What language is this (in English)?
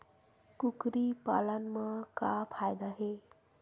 Chhattisgarhi